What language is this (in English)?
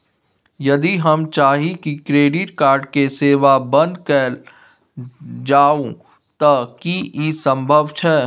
Maithili